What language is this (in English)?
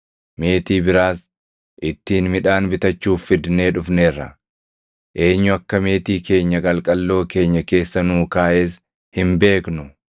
Oromo